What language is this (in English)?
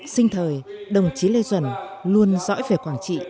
Vietnamese